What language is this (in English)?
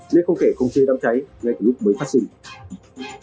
Vietnamese